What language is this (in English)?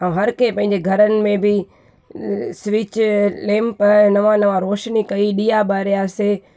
Sindhi